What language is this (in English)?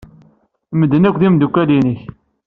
Kabyle